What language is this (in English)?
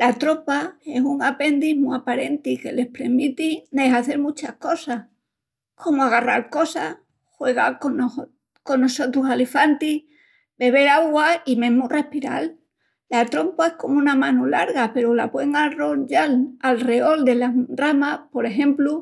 Extremaduran